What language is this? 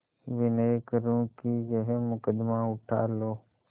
Hindi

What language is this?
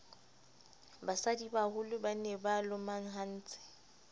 Southern Sotho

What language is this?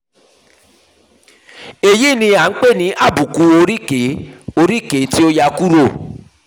Yoruba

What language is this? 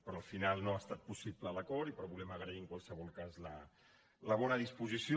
Catalan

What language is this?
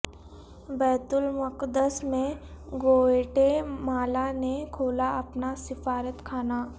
Urdu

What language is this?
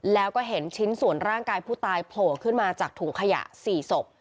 Thai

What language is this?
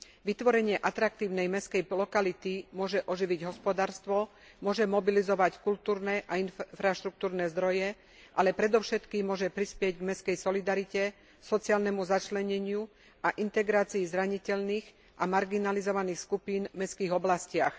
Slovak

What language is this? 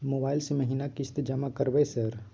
Maithili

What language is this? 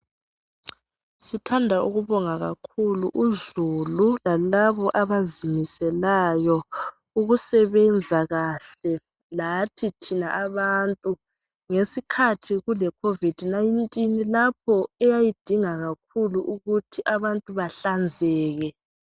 North Ndebele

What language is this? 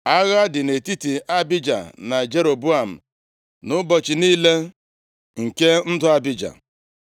Igbo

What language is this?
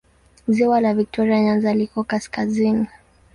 Swahili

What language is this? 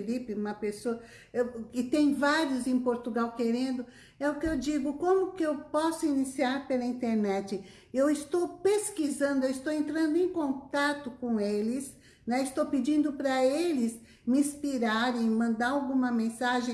Portuguese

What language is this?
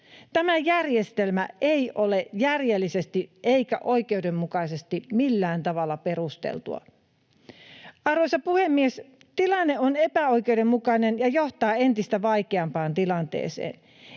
Finnish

